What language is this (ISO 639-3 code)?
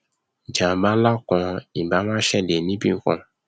yor